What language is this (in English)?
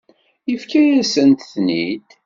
Kabyle